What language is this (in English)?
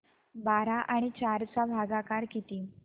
Marathi